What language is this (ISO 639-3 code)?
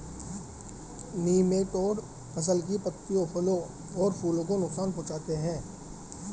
hin